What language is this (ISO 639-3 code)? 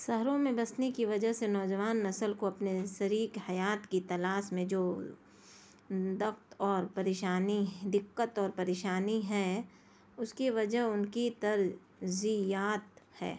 urd